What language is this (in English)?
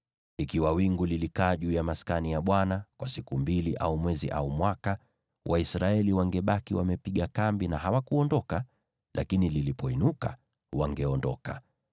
Swahili